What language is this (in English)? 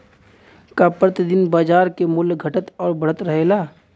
Bhojpuri